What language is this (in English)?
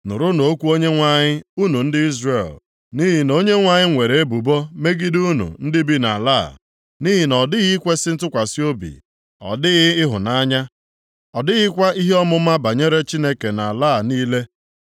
Igbo